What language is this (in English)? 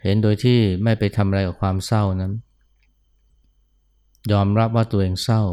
Thai